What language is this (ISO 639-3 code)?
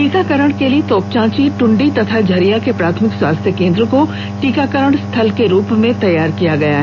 hin